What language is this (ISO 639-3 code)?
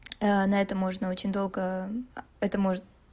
rus